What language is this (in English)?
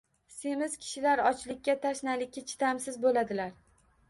Uzbek